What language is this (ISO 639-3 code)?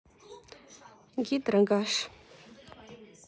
rus